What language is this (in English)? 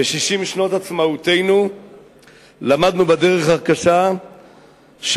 Hebrew